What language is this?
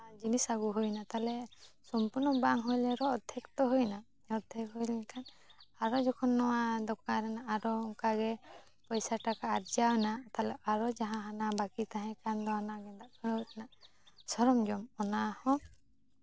Santali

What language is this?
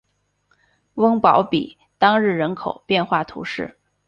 Chinese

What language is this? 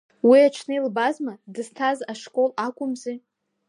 Abkhazian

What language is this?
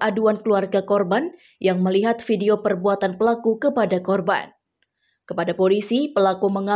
Indonesian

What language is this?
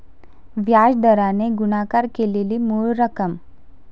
Marathi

